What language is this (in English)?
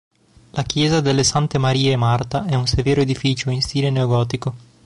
Italian